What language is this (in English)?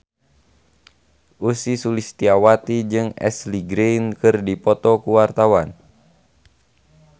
Sundanese